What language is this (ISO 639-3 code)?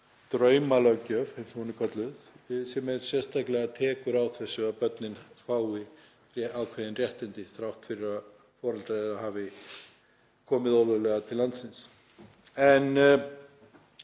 isl